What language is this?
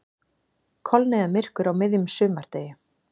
Icelandic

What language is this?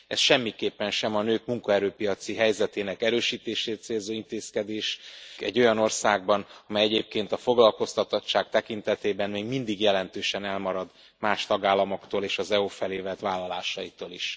Hungarian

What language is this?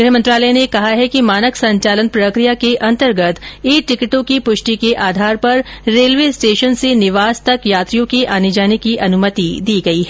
Hindi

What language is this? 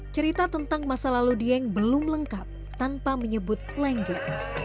Indonesian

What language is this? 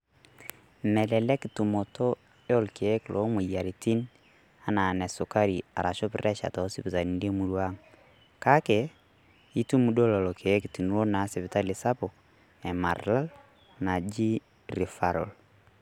Masai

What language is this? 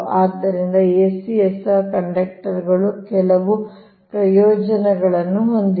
Kannada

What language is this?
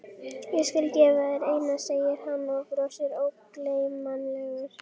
Icelandic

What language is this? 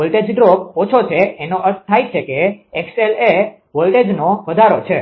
Gujarati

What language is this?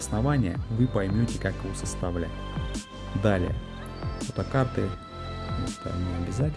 Russian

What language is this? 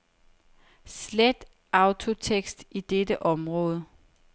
Danish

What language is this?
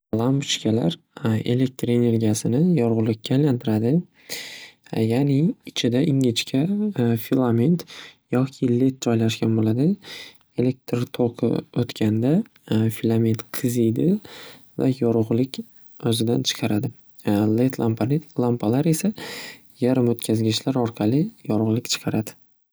Uzbek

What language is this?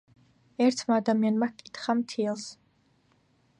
Georgian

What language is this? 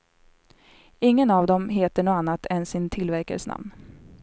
Swedish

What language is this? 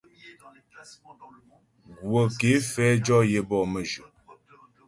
Ghomala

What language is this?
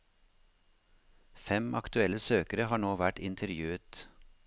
Norwegian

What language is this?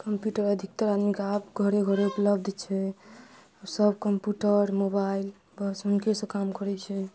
Maithili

